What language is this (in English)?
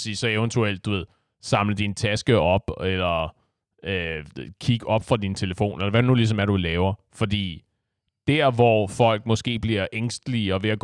Danish